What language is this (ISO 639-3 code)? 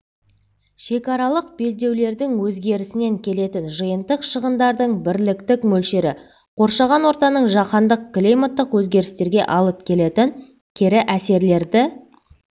kaz